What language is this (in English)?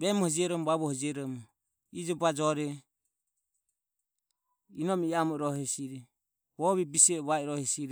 Ömie